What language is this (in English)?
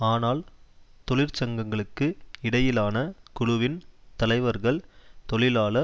Tamil